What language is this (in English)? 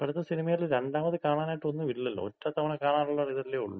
Malayalam